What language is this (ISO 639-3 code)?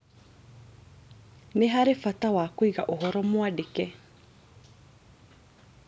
kik